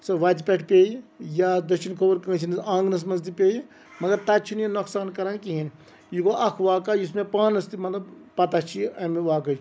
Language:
Kashmiri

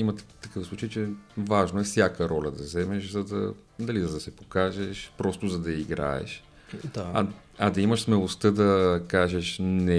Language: Bulgarian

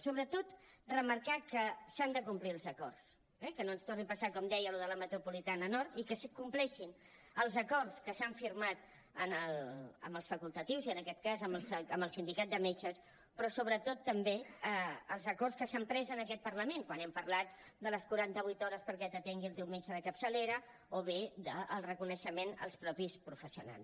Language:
Catalan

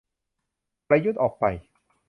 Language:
Thai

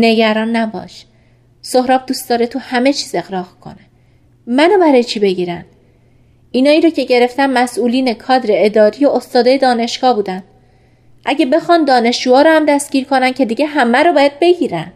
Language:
Persian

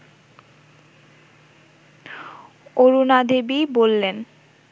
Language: Bangla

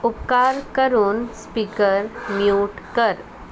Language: Konkani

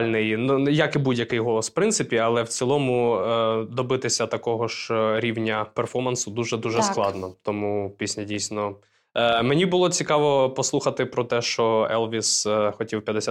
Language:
Ukrainian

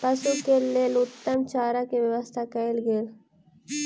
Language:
Maithili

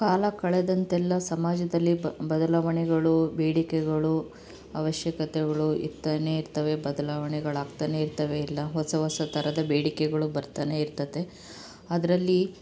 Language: Kannada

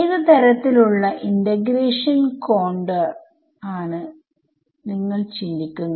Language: Malayalam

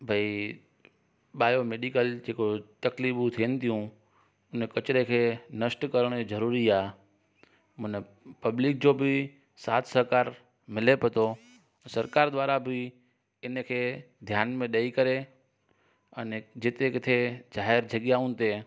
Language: Sindhi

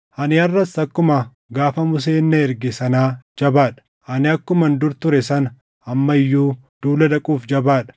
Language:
Oromo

